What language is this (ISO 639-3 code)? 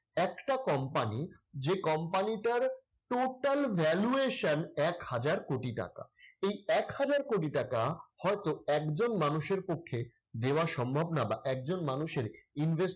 ben